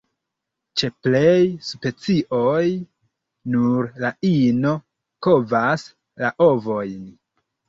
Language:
Esperanto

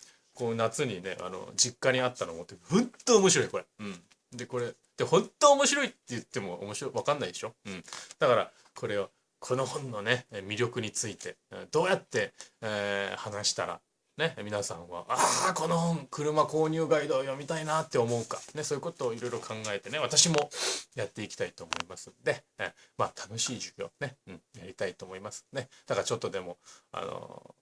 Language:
Japanese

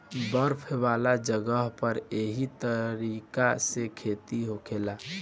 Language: Bhojpuri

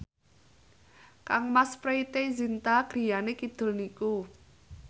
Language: Javanese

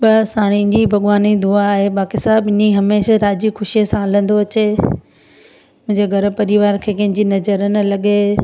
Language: Sindhi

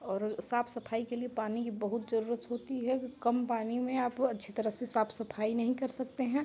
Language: Hindi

